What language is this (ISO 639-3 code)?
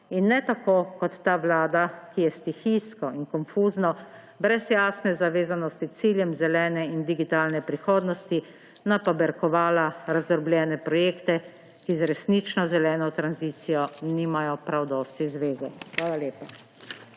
slv